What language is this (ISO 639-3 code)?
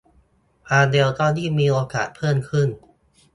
tha